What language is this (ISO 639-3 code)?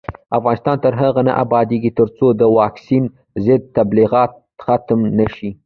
pus